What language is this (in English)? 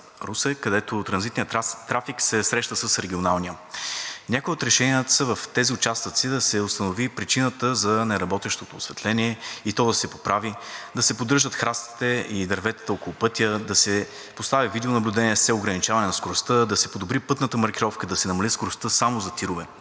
Bulgarian